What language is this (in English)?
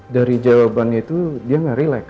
Indonesian